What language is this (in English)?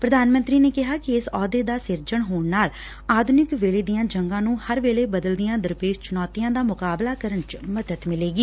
Punjabi